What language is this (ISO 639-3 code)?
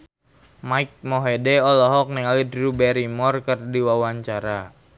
sun